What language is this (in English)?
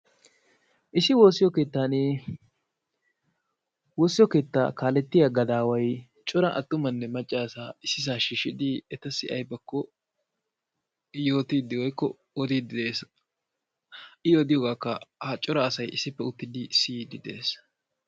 Wolaytta